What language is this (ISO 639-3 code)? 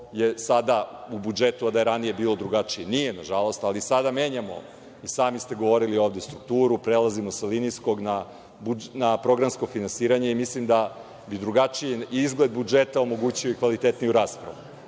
srp